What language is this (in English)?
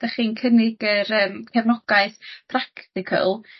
Welsh